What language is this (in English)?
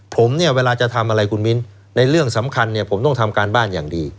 Thai